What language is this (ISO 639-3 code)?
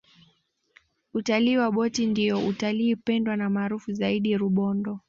swa